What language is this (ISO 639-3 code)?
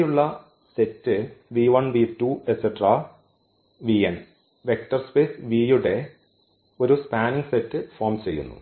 mal